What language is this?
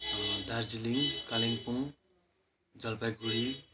Nepali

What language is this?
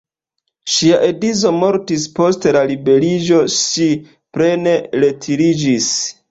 Esperanto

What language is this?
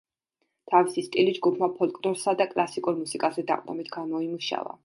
Georgian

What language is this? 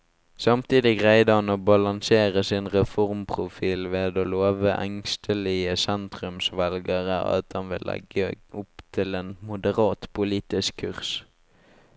Norwegian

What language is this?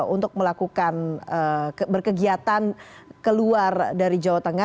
Indonesian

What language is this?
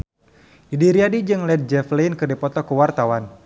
Sundanese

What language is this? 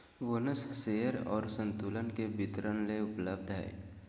Magahi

